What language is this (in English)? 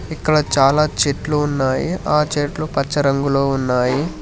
Telugu